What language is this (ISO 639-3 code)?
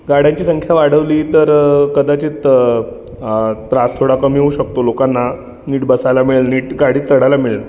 mar